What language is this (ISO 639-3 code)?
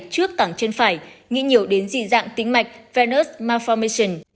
vie